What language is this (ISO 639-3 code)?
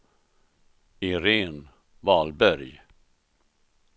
swe